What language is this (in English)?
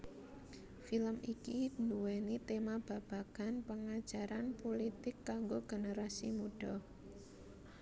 Javanese